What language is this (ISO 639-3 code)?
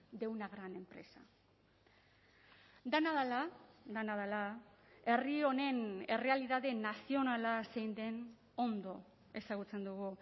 eus